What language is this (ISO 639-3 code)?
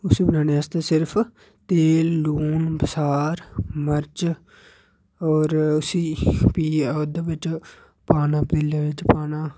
doi